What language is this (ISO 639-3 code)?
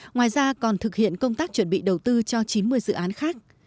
vie